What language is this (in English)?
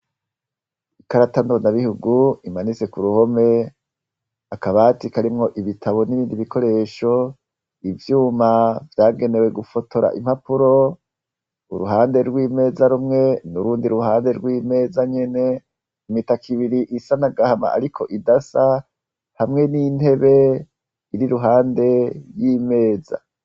Rundi